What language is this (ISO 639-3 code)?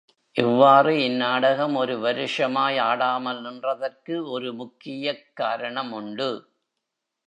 tam